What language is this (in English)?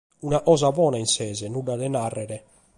Sardinian